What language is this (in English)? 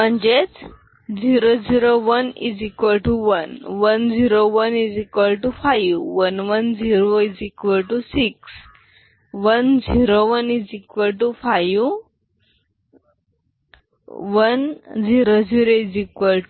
Marathi